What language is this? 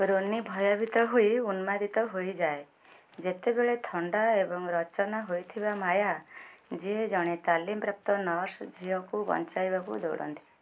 Odia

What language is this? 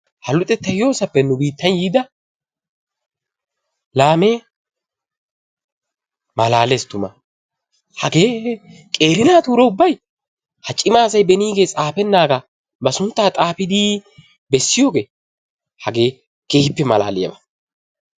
Wolaytta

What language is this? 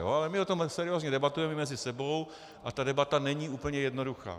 Czech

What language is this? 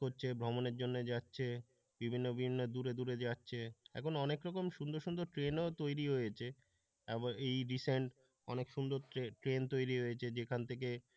Bangla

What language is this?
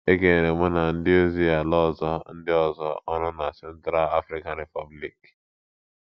Igbo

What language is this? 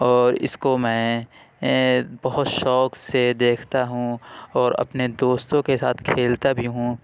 Urdu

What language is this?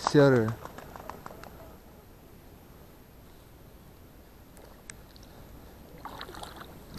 Russian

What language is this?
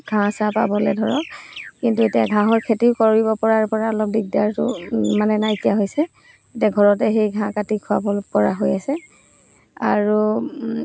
Assamese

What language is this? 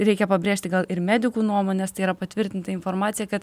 Lithuanian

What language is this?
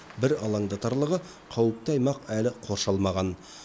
Kazakh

